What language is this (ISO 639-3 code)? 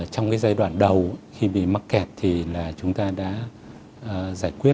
vie